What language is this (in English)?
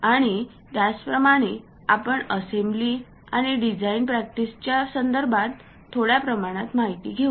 Marathi